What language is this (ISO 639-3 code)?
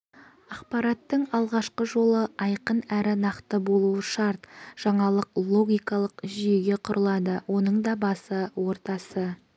kaz